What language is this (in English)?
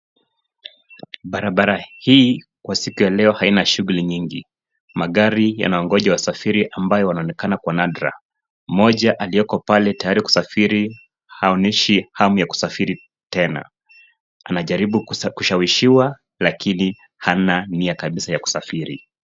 Swahili